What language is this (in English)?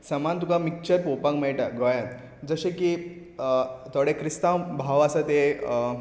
Konkani